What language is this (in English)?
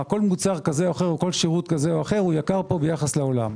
Hebrew